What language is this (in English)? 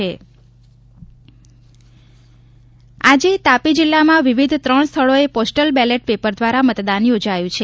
Gujarati